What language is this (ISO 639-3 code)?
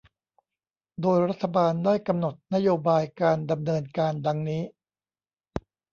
tha